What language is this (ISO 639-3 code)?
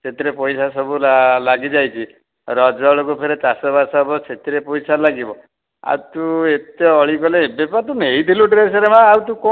ori